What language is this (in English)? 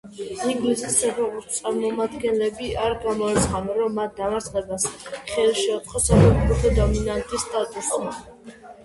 Georgian